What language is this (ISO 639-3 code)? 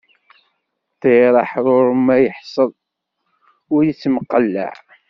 kab